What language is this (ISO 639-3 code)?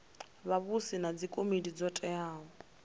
ven